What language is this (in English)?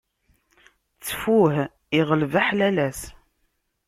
Kabyle